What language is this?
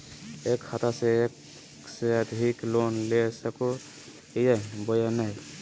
Magahi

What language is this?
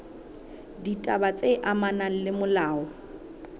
Southern Sotho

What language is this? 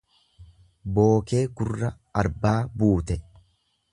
Oromo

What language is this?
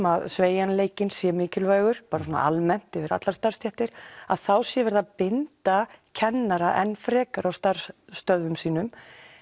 Icelandic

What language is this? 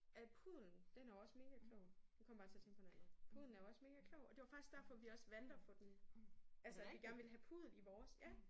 Danish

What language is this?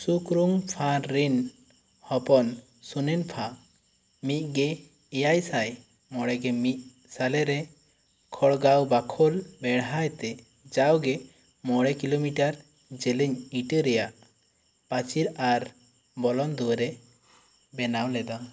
Santali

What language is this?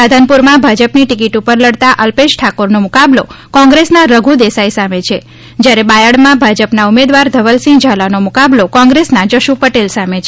Gujarati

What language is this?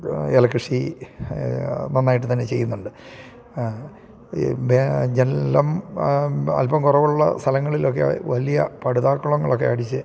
Malayalam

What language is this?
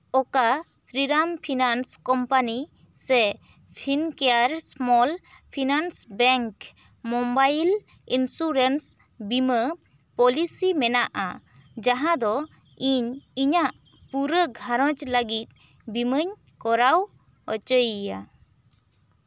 Santali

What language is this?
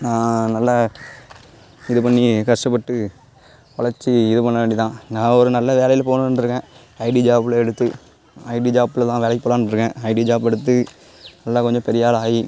Tamil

